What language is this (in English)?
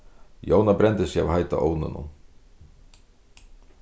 Faroese